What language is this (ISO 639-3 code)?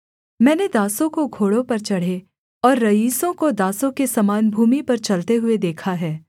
hin